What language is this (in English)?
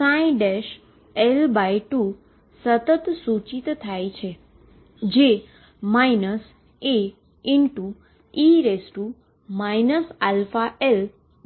Gujarati